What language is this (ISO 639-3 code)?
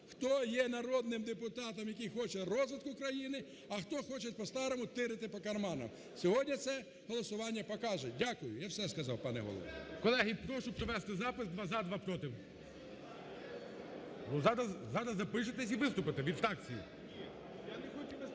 ukr